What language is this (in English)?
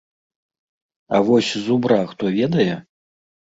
Belarusian